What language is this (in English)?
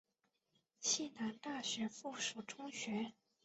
Chinese